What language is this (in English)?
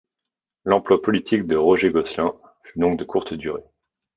French